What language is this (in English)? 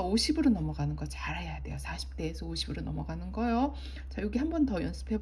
Korean